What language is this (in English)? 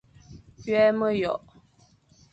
Fang